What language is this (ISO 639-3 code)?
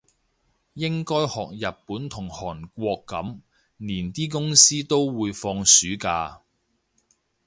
yue